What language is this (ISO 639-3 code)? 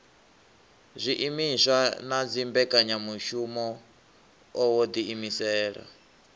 ven